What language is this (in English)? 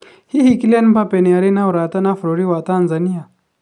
Kikuyu